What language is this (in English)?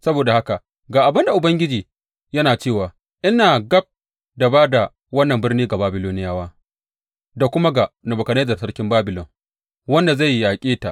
Hausa